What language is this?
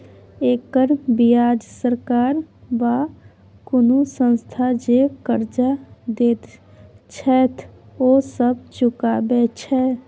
Maithili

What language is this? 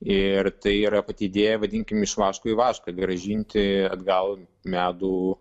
Lithuanian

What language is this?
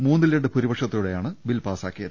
Malayalam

